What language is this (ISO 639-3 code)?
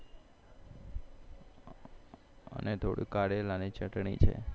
guj